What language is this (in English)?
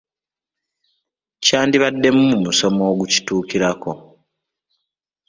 Ganda